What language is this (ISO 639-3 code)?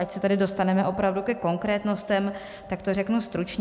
ces